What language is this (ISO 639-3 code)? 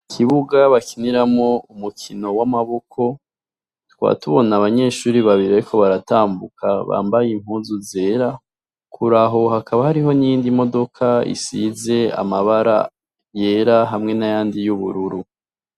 run